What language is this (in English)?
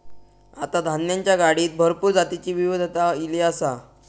Marathi